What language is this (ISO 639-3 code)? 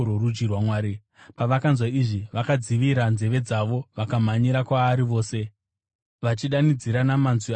sna